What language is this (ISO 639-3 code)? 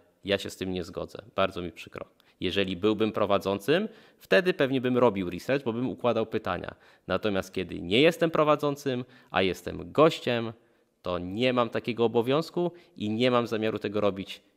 pol